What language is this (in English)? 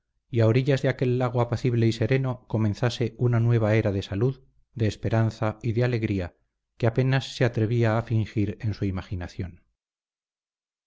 Spanish